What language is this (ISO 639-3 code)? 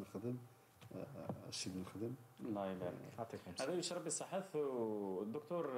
ara